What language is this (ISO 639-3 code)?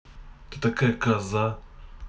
rus